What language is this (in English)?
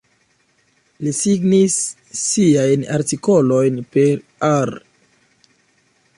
Esperanto